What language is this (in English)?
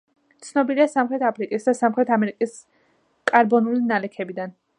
Georgian